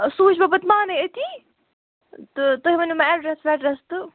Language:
Kashmiri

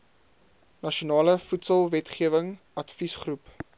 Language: Afrikaans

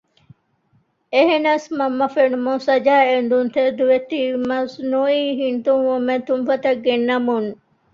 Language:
Divehi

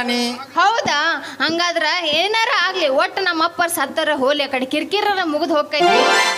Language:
Kannada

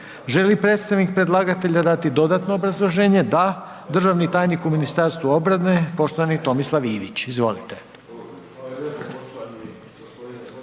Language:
Croatian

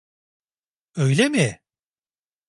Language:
Turkish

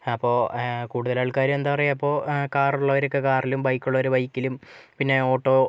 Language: Malayalam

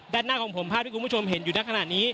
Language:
Thai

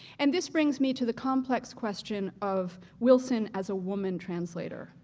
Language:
English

